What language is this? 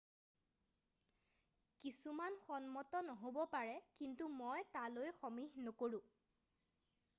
Assamese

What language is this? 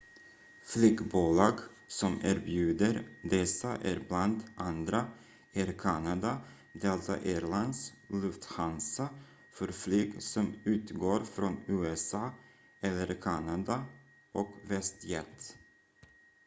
Swedish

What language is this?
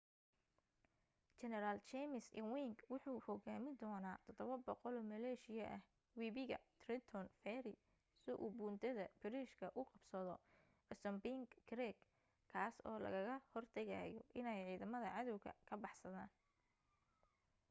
Somali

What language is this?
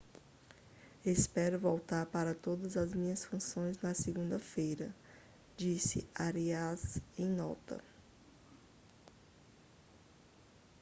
Portuguese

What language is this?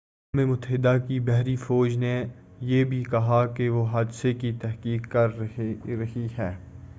Urdu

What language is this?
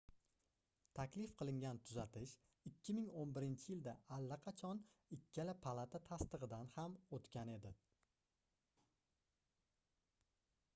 Uzbek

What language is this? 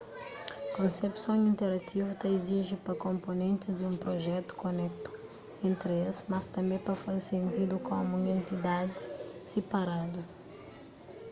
Kabuverdianu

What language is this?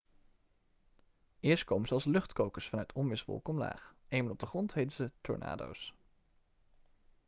Dutch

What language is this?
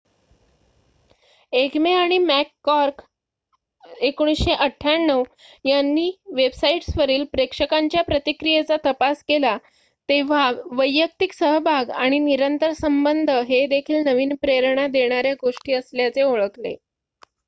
Marathi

